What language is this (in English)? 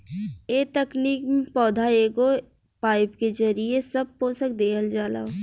Bhojpuri